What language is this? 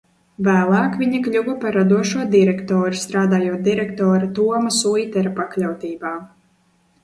Latvian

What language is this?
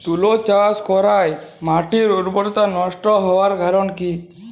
Bangla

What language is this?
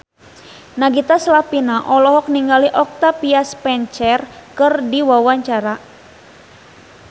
Sundanese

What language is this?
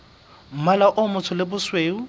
Southern Sotho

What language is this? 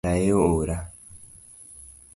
Luo (Kenya and Tanzania)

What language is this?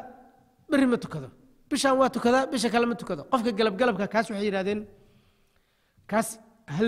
Arabic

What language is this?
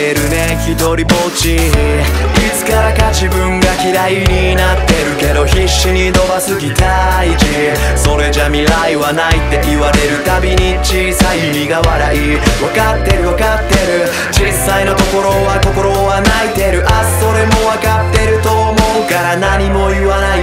Korean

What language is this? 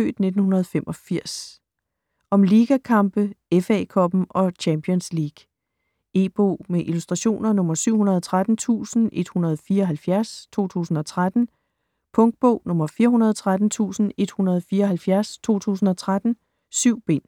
Danish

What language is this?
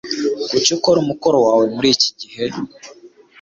Kinyarwanda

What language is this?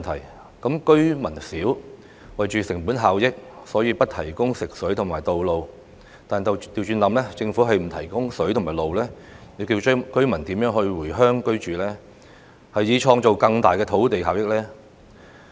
Cantonese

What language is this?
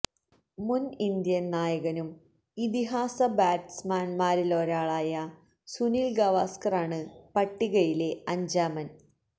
Malayalam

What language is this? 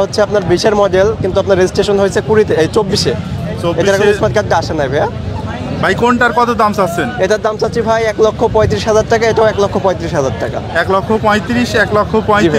Bangla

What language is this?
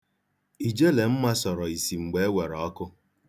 Igbo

